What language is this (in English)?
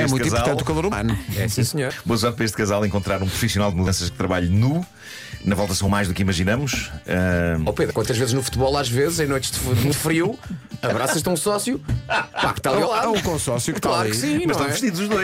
Portuguese